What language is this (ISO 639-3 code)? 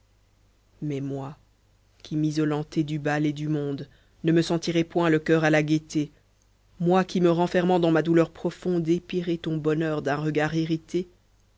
fra